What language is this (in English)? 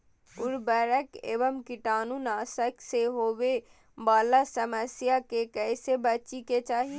Magahi